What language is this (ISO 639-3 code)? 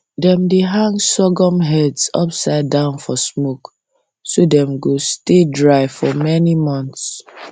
pcm